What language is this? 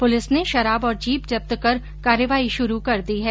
Hindi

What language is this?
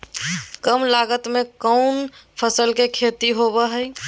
Magahi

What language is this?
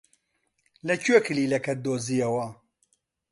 Central Kurdish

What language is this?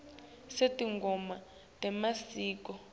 Swati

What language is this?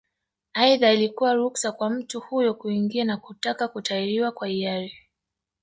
Swahili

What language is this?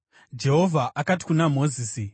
Shona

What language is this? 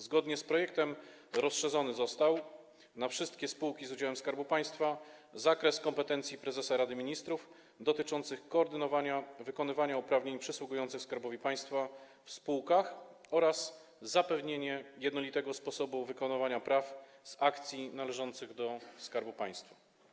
Polish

